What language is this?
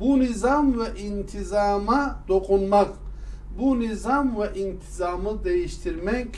Turkish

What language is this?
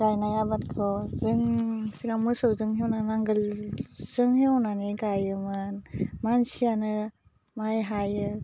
Bodo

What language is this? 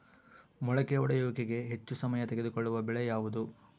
Kannada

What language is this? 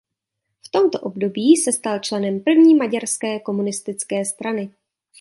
Czech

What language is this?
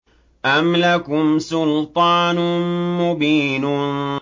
Arabic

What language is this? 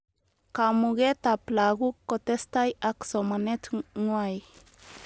Kalenjin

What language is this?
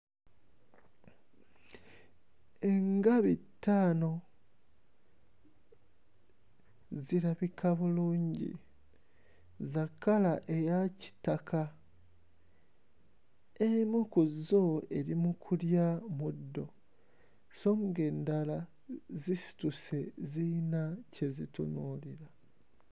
Ganda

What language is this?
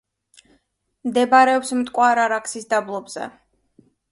Georgian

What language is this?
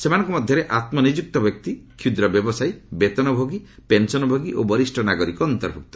Odia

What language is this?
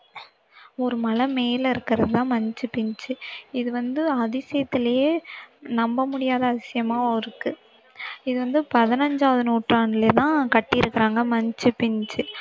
Tamil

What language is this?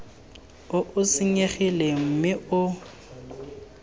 Tswana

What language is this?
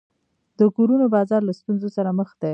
Pashto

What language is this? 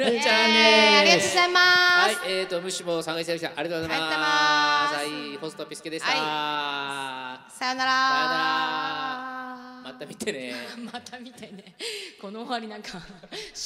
Japanese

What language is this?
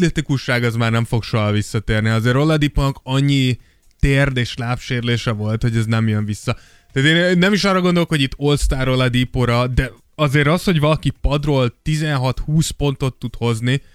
Hungarian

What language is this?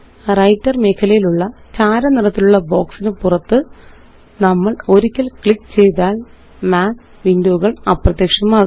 Malayalam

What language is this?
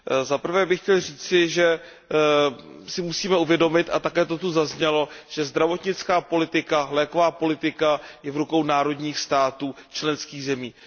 Czech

